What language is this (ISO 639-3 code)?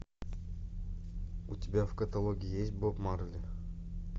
rus